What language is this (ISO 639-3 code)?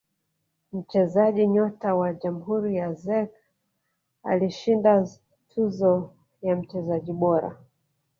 swa